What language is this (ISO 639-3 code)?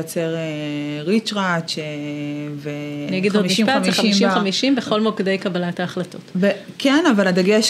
heb